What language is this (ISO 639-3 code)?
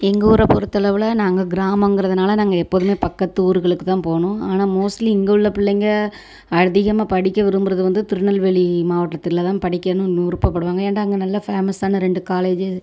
tam